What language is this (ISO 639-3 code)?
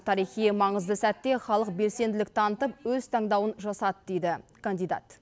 kaz